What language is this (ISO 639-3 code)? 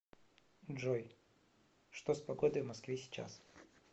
rus